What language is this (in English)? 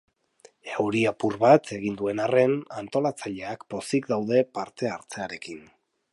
Basque